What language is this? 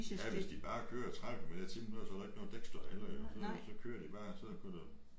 Danish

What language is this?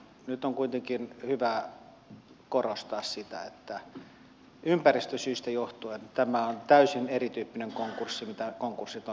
Finnish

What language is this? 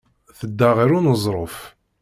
Kabyle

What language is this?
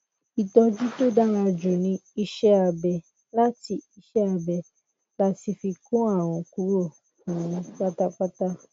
Yoruba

